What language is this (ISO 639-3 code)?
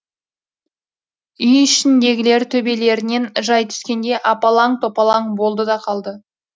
kaz